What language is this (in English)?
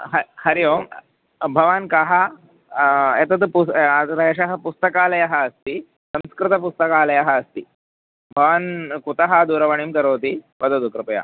Sanskrit